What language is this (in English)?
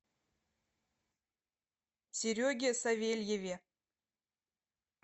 Russian